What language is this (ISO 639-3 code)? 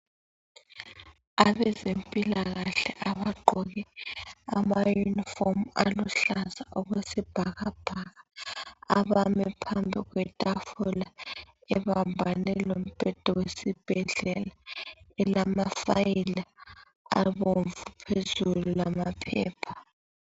nde